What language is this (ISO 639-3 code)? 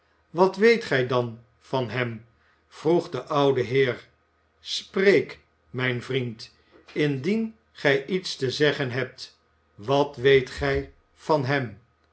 nld